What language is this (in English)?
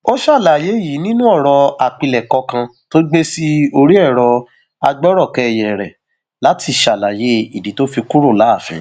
Yoruba